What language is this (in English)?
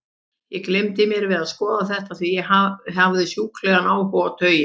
Icelandic